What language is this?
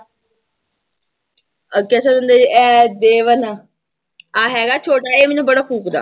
Punjabi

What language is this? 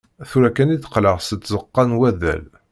Kabyle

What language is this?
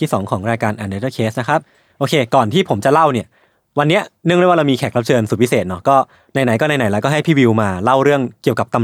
Thai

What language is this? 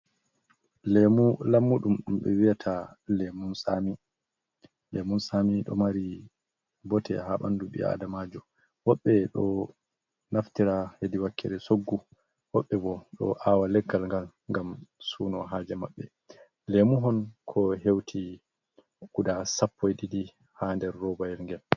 Fula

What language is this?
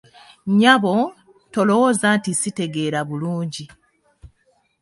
Ganda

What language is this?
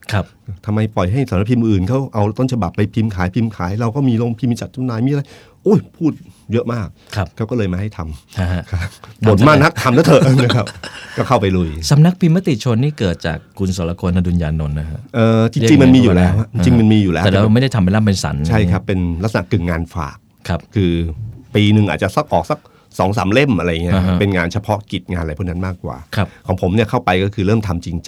Thai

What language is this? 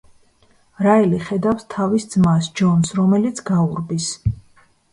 Georgian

